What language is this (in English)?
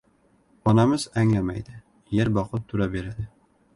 Uzbek